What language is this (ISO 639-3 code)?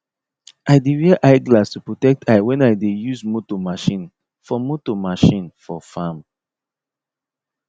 pcm